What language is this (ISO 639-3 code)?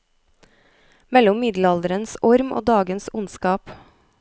nor